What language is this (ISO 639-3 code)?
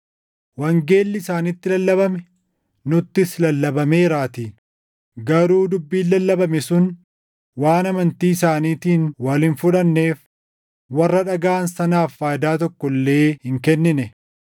orm